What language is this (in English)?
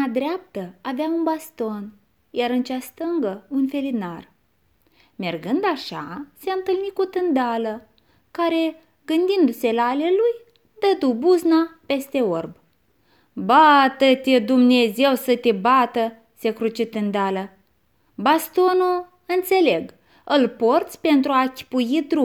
Romanian